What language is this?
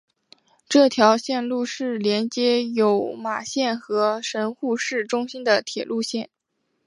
Chinese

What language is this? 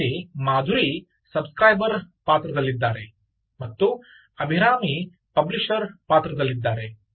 Kannada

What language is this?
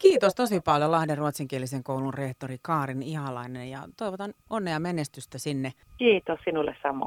Finnish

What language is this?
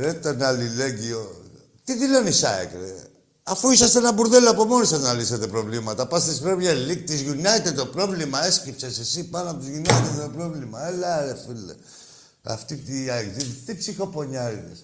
Greek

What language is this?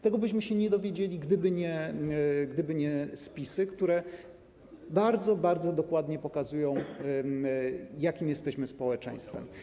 Polish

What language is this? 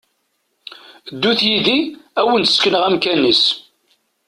Kabyle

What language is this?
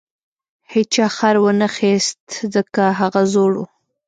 Pashto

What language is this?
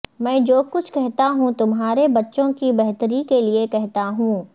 Urdu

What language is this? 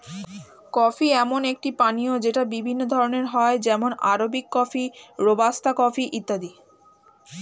Bangla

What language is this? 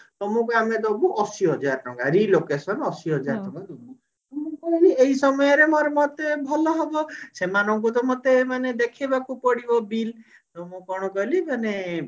Odia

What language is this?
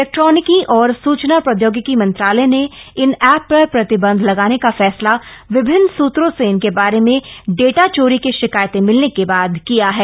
Hindi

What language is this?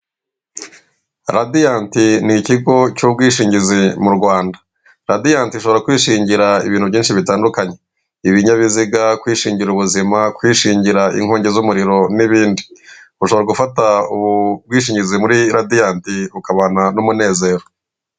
Kinyarwanda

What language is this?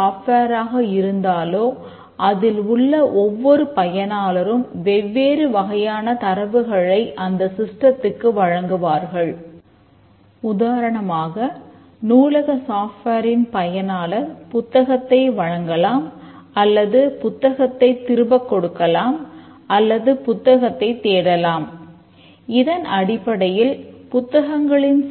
Tamil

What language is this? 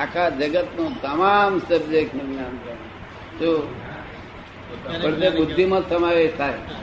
Gujarati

